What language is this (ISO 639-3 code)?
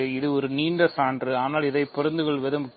tam